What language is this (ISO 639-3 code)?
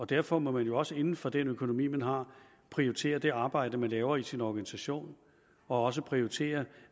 dan